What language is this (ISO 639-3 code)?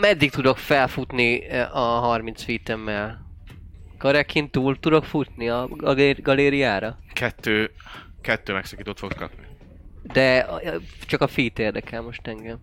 hun